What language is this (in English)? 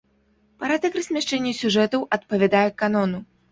Belarusian